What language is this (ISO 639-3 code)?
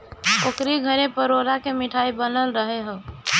bho